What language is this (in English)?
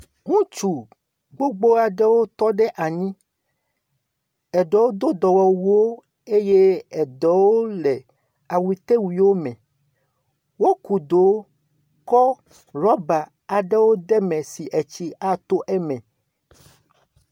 Ewe